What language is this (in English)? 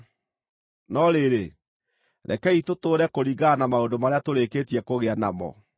Kikuyu